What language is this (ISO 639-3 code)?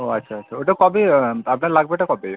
ben